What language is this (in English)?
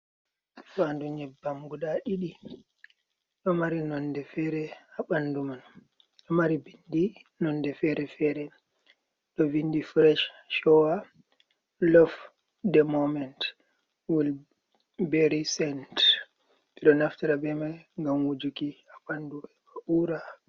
Fula